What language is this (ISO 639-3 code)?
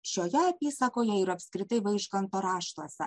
lit